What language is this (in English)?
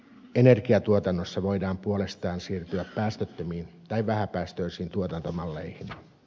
Finnish